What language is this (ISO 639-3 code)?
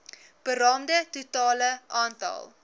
afr